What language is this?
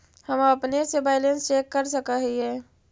Magahi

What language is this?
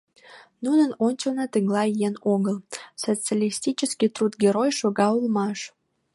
Mari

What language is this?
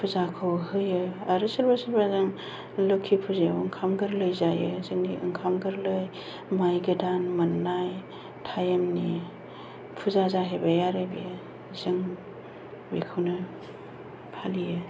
Bodo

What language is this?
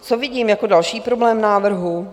Czech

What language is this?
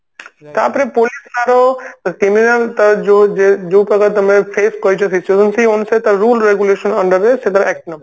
Odia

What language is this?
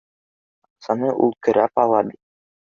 Bashkir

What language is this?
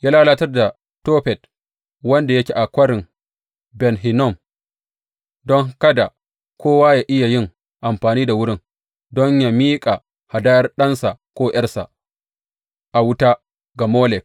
Hausa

